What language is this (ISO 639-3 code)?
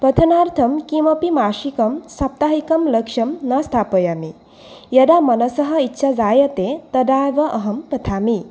san